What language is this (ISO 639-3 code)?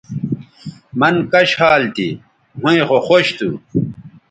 btv